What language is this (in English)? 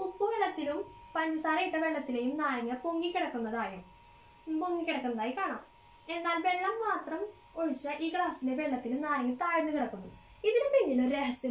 Indonesian